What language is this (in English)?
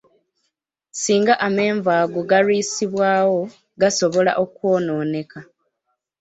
Ganda